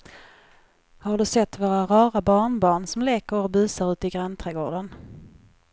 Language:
Swedish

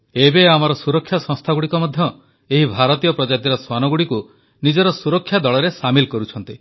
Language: Odia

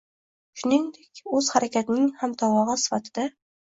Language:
Uzbek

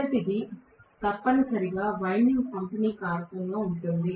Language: Telugu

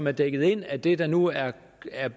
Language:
Danish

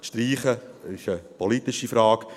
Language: Swiss German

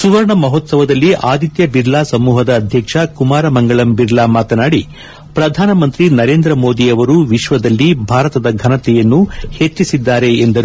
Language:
Kannada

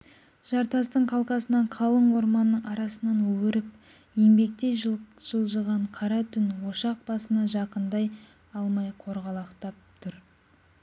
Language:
Kazakh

